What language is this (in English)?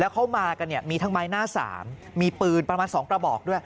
Thai